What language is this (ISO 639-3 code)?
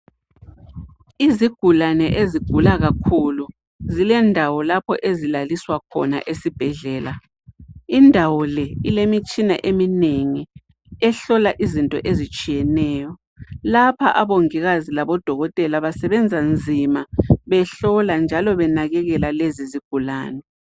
nde